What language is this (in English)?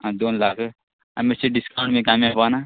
Konkani